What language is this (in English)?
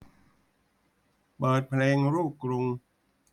Thai